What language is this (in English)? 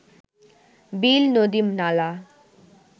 Bangla